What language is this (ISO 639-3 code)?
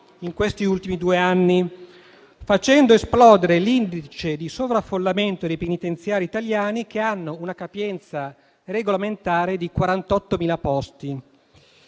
ita